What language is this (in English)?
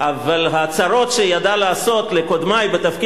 Hebrew